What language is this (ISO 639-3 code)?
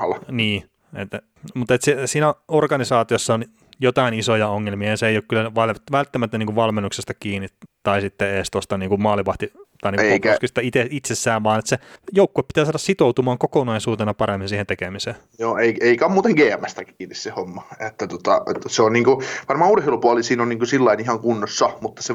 fin